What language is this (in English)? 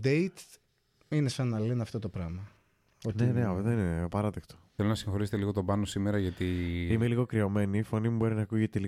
Greek